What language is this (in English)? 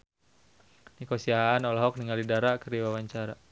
Sundanese